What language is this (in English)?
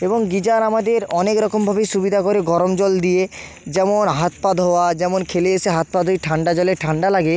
Bangla